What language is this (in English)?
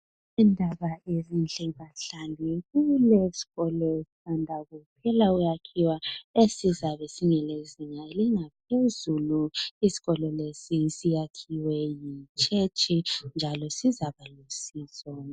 North Ndebele